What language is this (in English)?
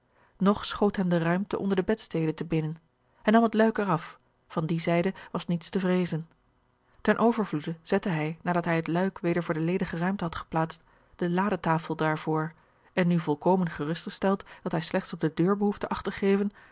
Dutch